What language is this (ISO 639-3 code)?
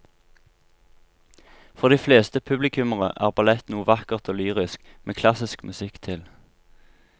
nor